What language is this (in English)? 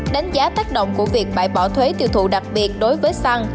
Vietnamese